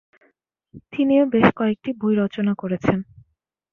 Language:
Bangla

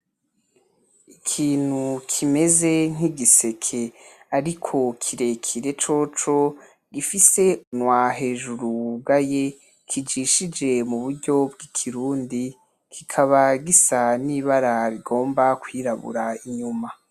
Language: Rundi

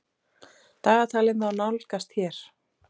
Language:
Icelandic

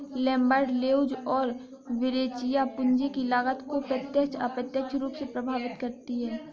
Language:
Hindi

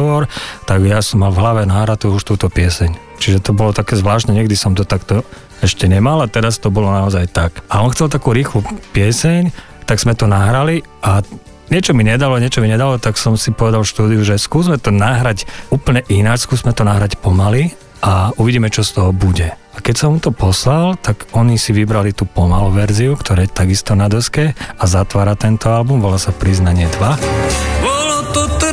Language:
Slovak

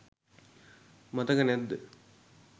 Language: Sinhala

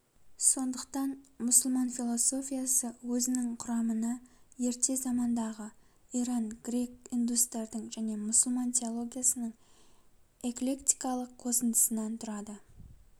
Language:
Kazakh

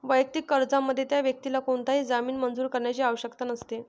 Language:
Marathi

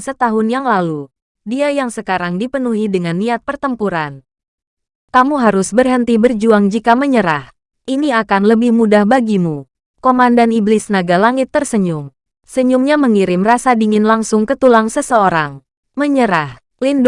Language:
Indonesian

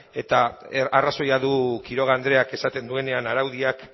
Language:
Basque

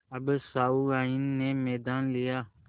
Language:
Hindi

